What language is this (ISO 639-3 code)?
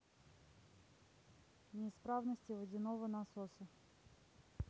rus